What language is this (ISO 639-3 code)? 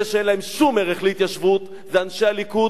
heb